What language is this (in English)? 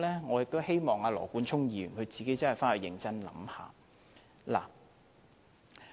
Cantonese